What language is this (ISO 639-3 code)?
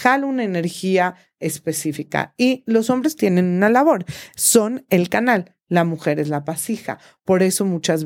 spa